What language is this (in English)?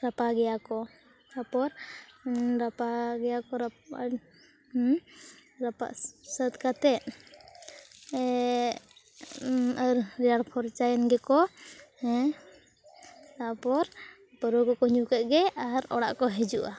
Santali